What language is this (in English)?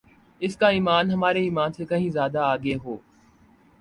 Urdu